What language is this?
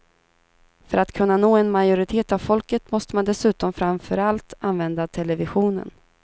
Swedish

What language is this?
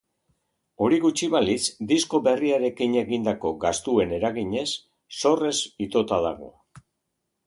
Basque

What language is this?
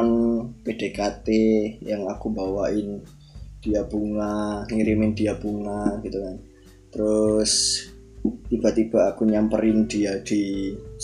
Indonesian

